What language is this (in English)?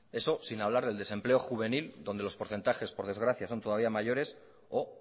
Spanish